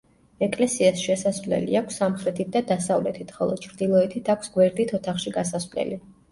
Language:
Georgian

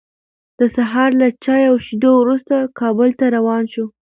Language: Pashto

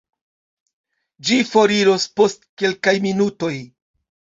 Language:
Esperanto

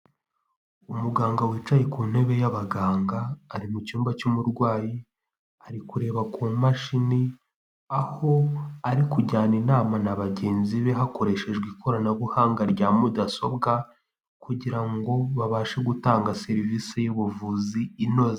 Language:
Kinyarwanda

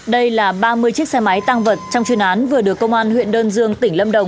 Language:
Vietnamese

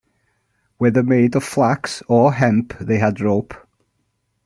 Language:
English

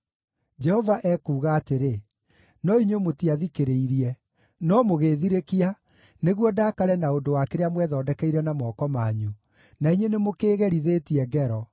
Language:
Kikuyu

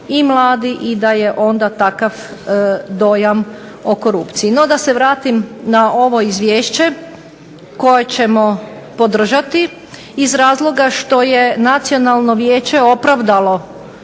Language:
Croatian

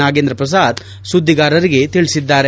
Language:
Kannada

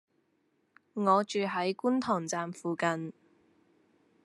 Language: Cantonese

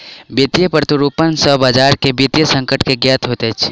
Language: Maithili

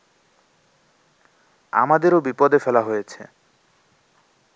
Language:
Bangla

